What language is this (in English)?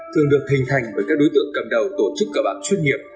Vietnamese